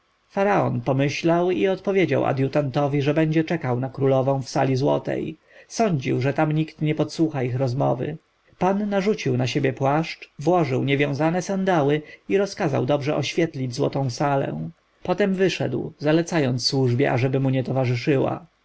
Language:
Polish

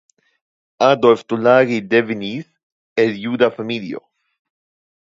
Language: Esperanto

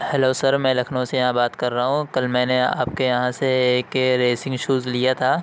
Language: Urdu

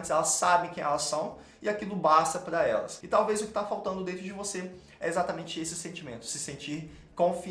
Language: Portuguese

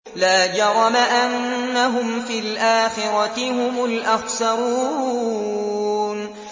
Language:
Arabic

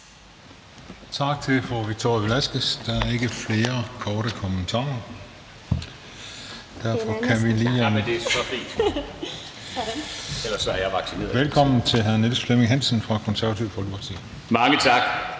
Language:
Danish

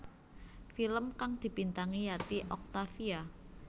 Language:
Javanese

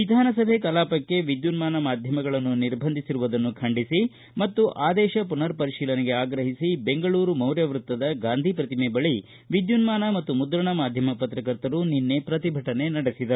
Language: Kannada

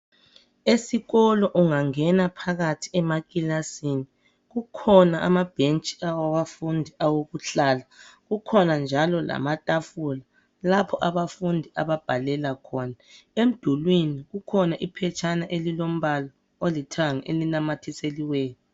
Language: North Ndebele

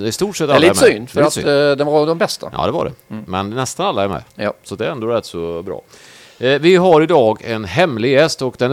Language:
Swedish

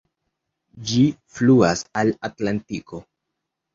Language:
Esperanto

